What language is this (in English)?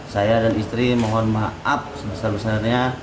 Indonesian